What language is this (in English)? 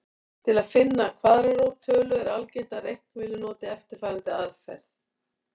Icelandic